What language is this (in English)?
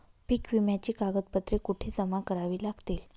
Marathi